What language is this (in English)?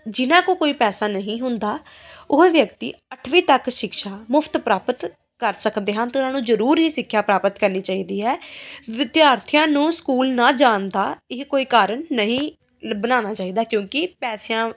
Punjabi